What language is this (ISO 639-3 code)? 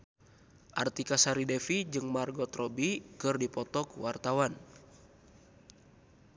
sun